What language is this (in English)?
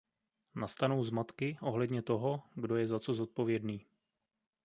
Czech